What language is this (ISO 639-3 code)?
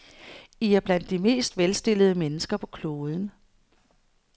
dan